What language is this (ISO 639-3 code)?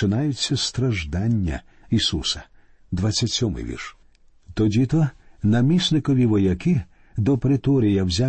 ukr